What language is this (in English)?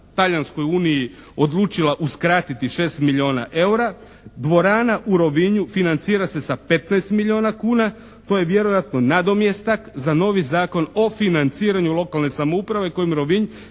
Croatian